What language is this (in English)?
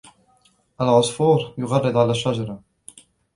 Arabic